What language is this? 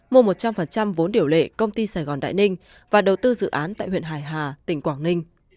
Vietnamese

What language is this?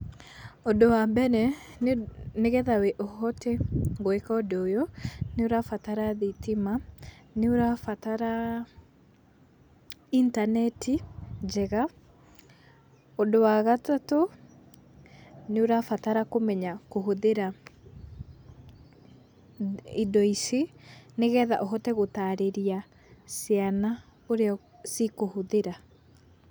Kikuyu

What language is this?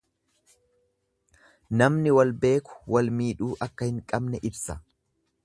Oromo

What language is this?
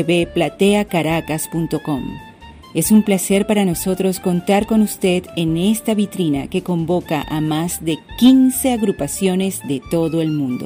Spanish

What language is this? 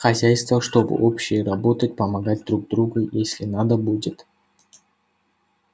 Russian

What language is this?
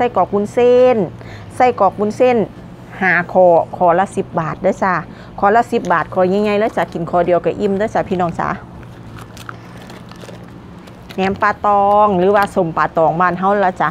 Thai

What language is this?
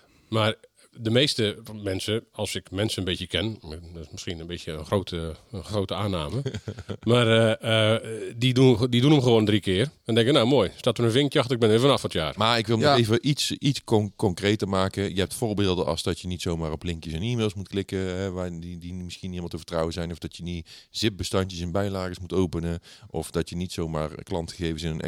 Dutch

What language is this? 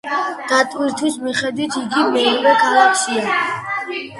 Georgian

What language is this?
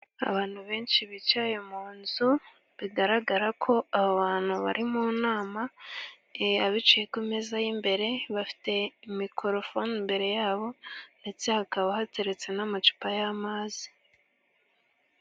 Kinyarwanda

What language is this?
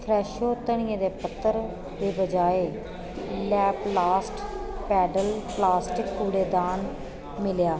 Dogri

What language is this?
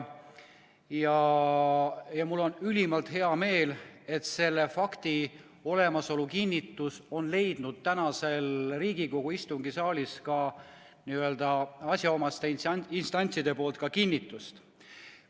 Estonian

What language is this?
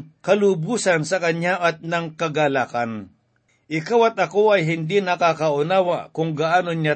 Filipino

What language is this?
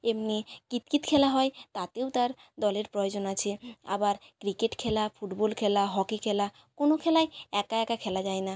Bangla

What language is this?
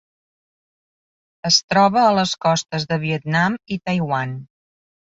Catalan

